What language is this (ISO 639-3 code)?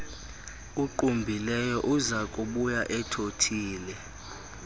xho